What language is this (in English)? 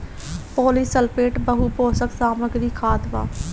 Bhojpuri